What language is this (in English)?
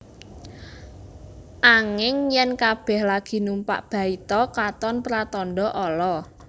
Javanese